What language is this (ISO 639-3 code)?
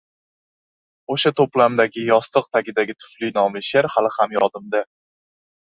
uzb